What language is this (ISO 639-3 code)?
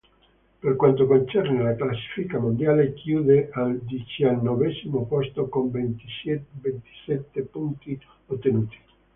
ita